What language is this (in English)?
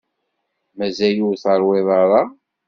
Kabyle